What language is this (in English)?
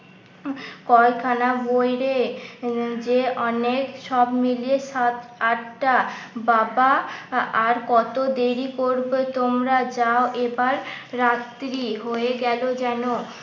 Bangla